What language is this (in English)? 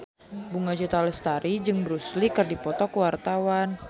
Sundanese